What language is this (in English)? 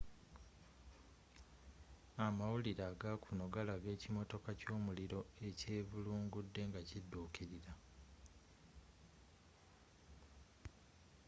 Ganda